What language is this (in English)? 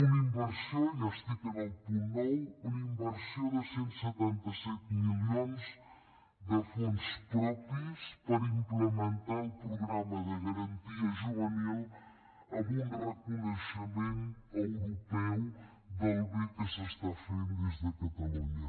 Catalan